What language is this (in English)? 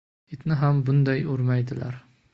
Uzbek